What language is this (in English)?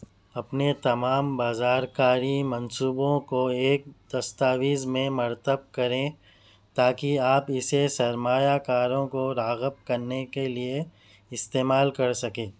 Urdu